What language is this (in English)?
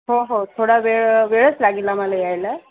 Marathi